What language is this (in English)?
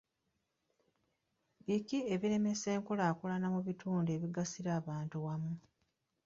Ganda